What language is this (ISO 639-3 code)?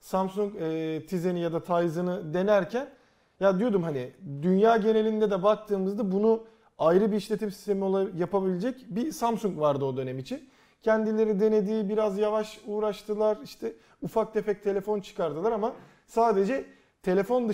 tur